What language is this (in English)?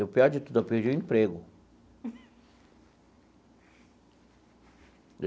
Portuguese